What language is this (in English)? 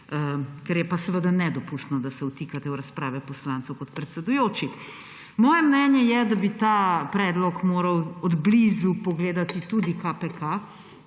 Slovenian